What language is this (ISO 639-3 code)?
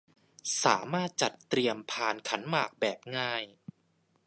tha